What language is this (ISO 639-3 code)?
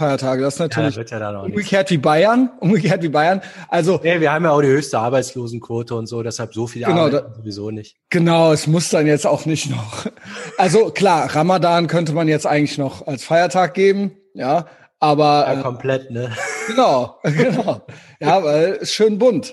deu